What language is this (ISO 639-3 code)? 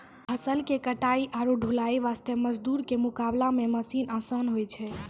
mai